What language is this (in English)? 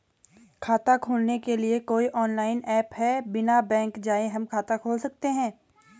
Hindi